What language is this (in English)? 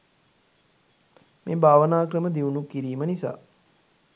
Sinhala